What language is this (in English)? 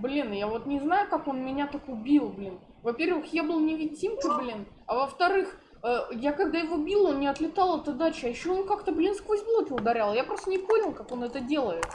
Russian